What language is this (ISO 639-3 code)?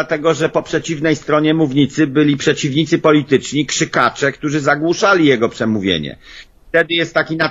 pol